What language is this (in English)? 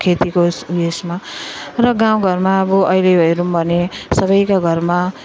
Nepali